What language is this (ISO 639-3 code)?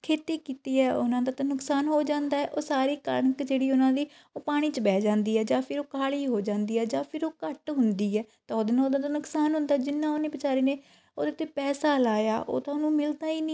pan